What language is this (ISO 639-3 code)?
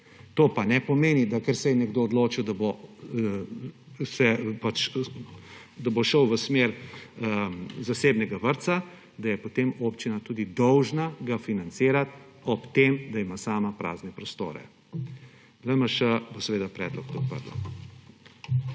slv